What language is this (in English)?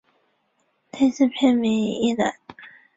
Chinese